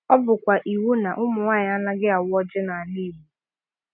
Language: Igbo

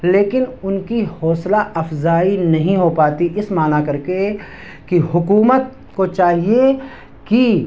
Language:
Urdu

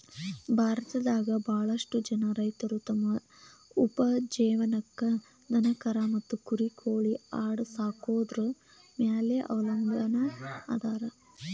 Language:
Kannada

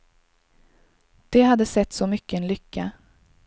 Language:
Swedish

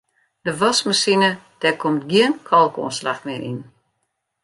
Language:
Western Frisian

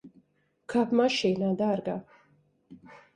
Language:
Latvian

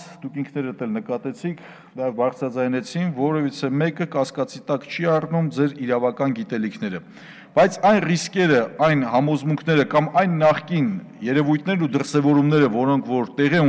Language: Turkish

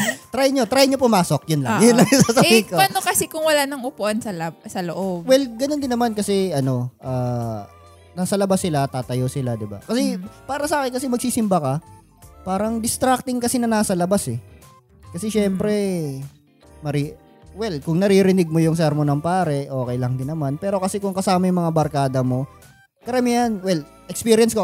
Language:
Filipino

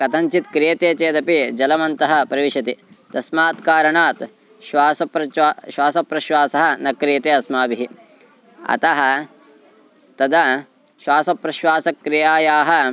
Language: Sanskrit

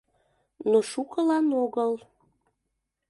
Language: Mari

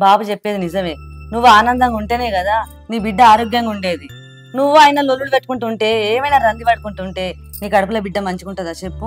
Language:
Telugu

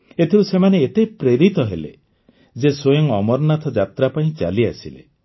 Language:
Odia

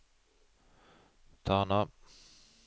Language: Norwegian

